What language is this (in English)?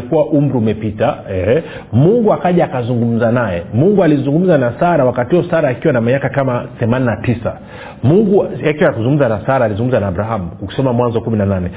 Swahili